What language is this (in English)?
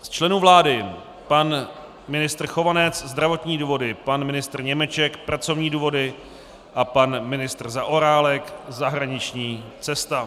Czech